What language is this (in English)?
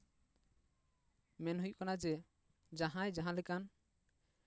Santali